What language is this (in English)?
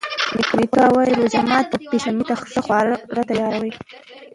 Pashto